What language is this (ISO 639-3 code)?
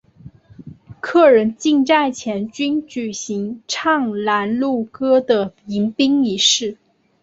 zho